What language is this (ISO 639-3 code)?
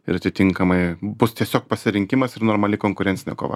lit